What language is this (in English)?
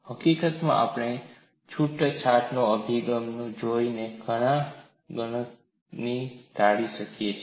Gujarati